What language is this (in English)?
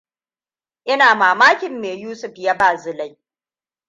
Hausa